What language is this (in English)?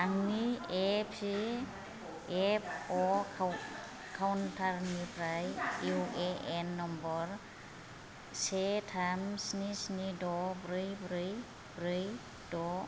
Bodo